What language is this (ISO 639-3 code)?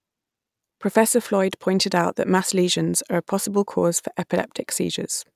eng